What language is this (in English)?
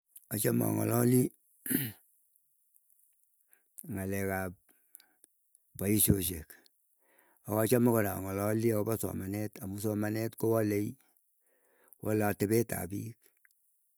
Keiyo